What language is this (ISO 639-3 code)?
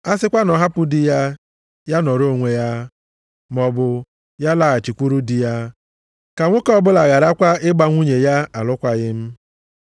ibo